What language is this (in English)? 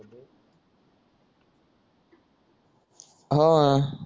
Marathi